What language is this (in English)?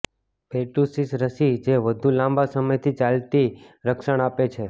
Gujarati